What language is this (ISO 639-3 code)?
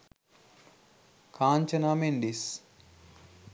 sin